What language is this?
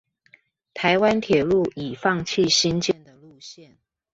Chinese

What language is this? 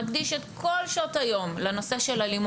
Hebrew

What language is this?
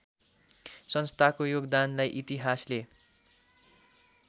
Nepali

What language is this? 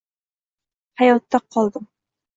Uzbek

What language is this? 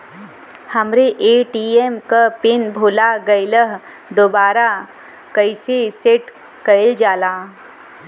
Bhojpuri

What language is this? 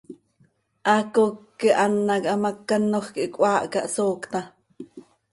Seri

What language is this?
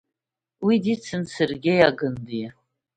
Abkhazian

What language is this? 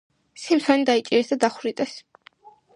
Georgian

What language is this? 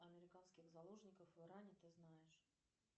Russian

